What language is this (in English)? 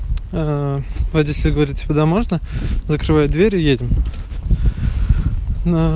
Russian